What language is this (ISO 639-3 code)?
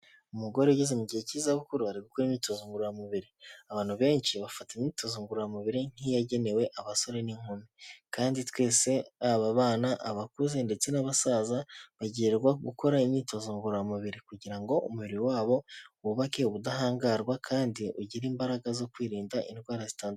kin